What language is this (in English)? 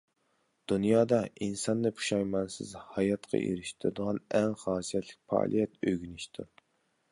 Uyghur